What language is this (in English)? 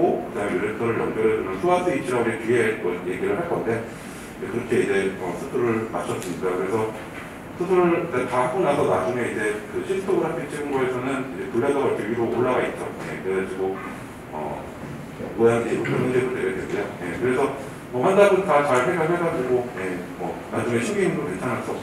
Korean